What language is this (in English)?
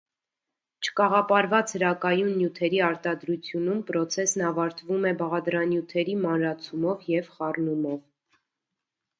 Armenian